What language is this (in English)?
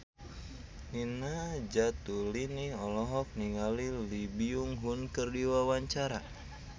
Sundanese